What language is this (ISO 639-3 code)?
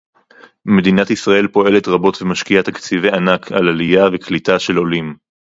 heb